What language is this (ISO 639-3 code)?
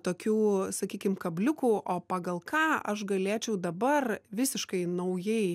lit